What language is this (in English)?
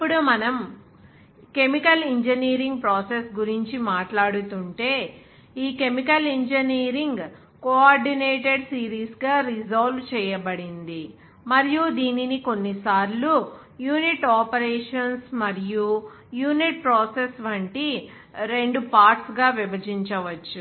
Telugu